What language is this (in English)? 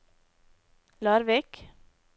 Norwegian